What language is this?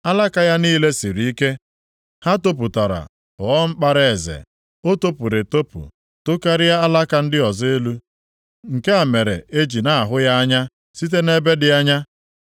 Igbo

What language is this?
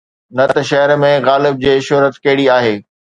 Sindhi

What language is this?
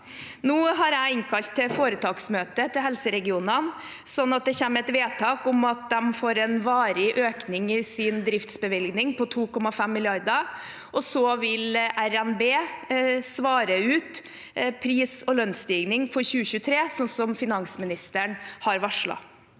Norwegian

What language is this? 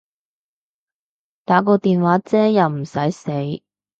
Cantonese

